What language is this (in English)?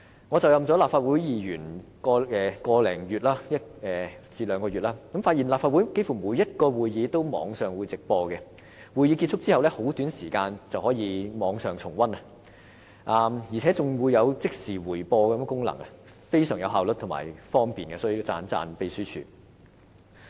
Cantonese